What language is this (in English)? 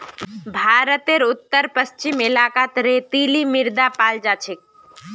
Magahi